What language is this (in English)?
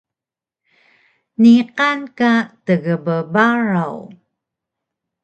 Taroko